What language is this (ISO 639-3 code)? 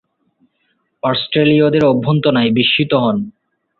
ben